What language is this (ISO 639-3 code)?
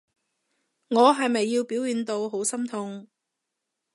yue